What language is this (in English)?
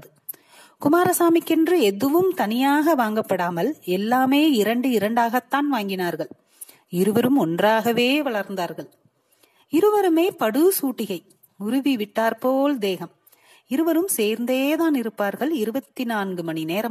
Tamil